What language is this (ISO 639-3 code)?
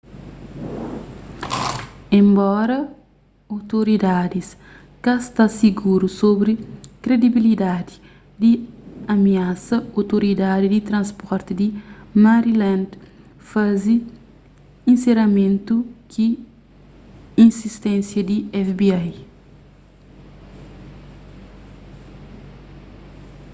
kea